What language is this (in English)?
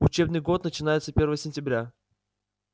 Russian